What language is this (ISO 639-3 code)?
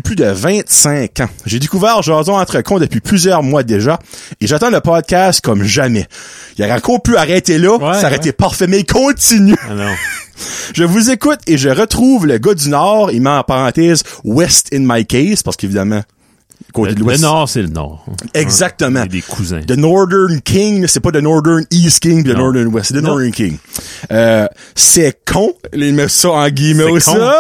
fra